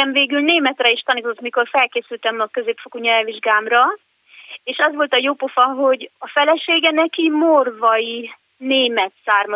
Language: Hungarian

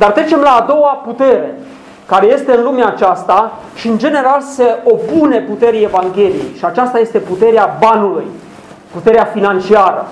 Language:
Romanian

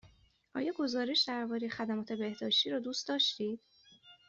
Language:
Persian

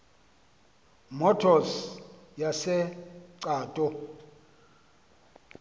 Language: Xhosa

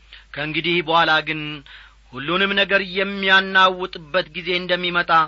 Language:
Amharic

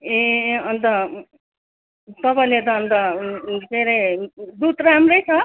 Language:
Nepali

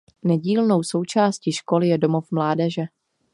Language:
Czech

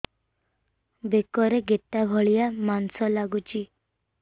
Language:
Odia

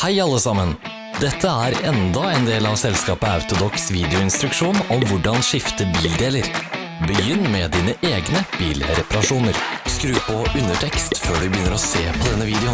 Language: Norwegian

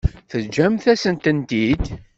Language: Kabyle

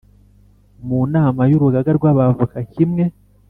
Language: Kinyarwanda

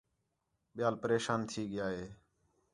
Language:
Khetrani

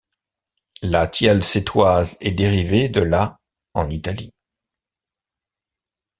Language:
French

